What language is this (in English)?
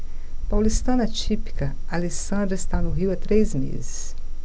Portuguese